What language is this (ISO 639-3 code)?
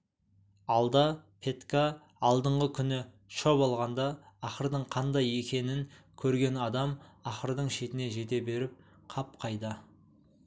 kaz